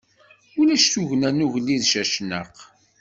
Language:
Kabyle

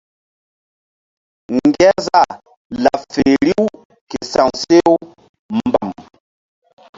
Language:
Mbum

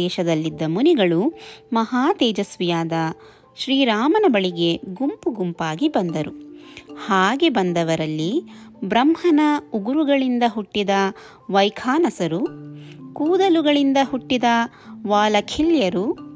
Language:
Kannada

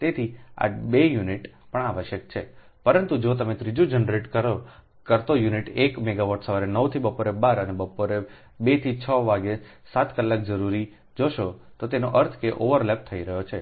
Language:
Gujarati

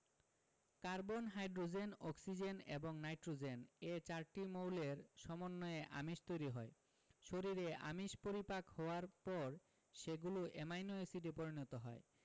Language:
Bangla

